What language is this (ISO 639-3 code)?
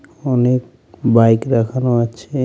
ben